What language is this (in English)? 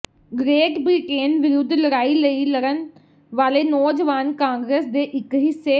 Punjabi